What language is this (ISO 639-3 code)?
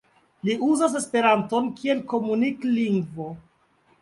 epo